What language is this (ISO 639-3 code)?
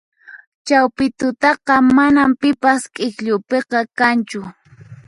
qxp